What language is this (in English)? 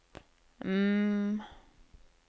Norwegian